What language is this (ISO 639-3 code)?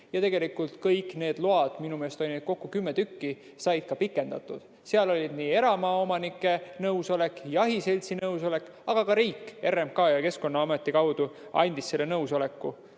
est